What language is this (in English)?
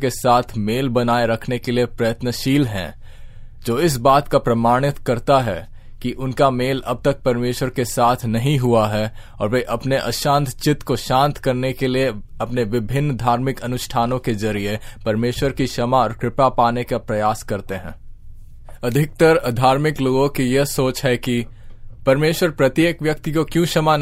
Hindi